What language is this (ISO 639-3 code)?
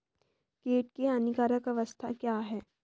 hin